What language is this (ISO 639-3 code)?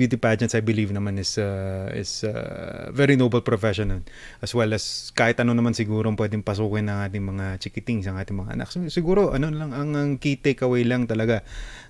fil